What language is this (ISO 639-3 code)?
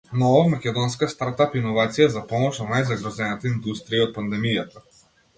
mkd